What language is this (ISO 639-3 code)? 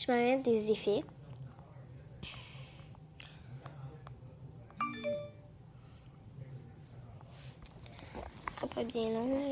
fra